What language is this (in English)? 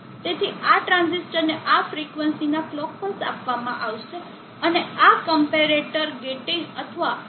Gujarati